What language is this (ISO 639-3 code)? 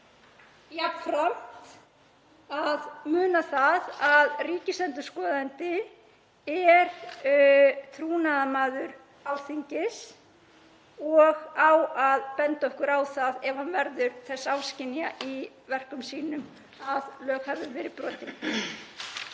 isl